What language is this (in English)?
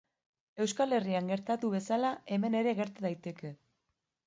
Basque